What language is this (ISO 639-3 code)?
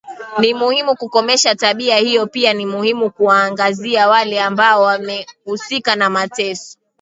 swa